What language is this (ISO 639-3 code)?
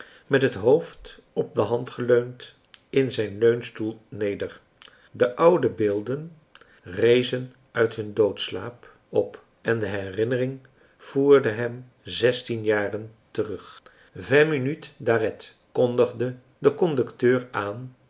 nld